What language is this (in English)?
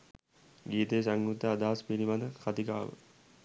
Sinhala